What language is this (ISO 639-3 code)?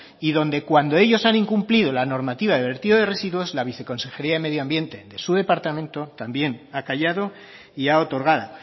spa